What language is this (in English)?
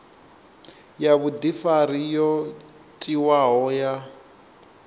Venda